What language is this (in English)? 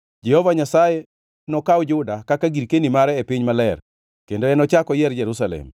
Luo (Kenya and Tanzania)